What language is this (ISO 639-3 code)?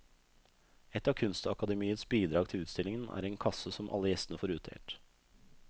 nor